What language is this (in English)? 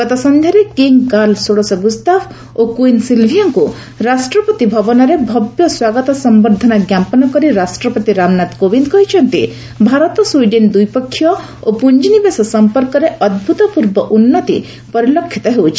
Odia